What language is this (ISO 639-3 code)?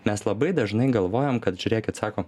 lit